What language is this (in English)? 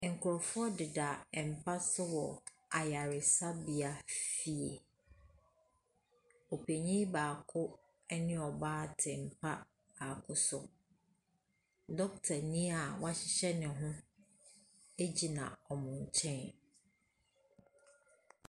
Akan